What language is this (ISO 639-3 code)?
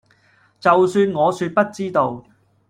yue